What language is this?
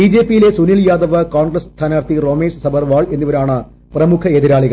Malayalam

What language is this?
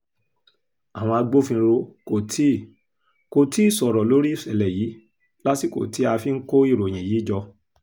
Yoruba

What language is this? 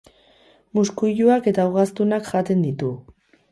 Basque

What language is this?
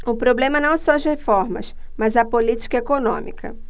Portuguese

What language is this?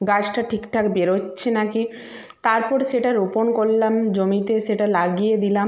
Bangla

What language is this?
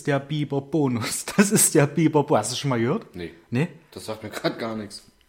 German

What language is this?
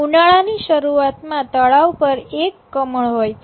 Gujarati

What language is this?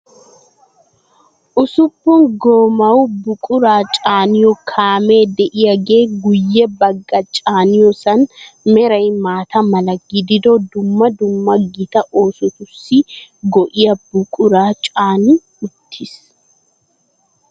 Wolaytta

